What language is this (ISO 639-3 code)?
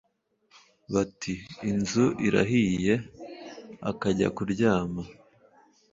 kin